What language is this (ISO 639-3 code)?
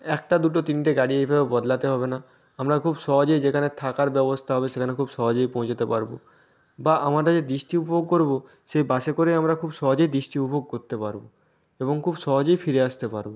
ben